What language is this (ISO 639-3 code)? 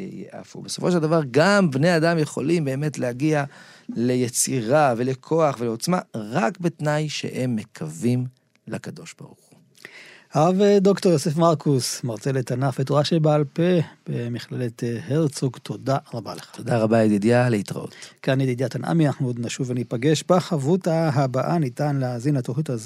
heb